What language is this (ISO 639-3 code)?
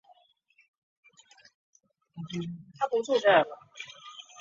zho